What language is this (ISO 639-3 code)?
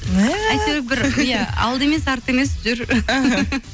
kaz